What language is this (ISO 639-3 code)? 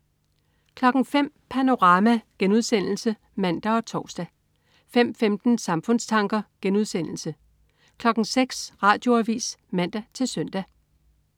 dan